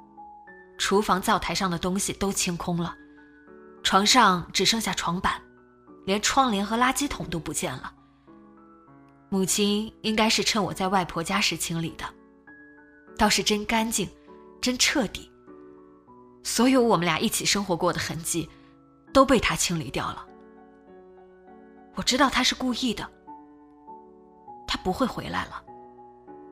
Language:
Chinese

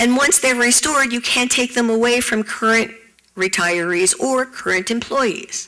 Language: English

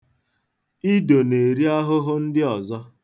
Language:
Igbo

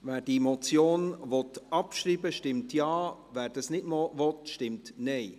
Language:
Swiss German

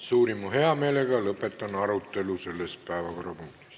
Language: Estonian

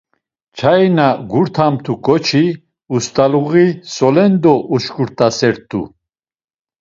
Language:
Laz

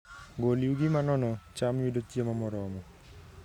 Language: Luo (Kenya and Tanzania)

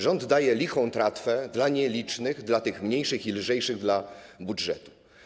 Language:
Polish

